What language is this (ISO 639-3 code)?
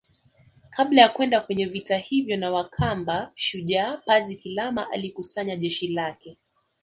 swa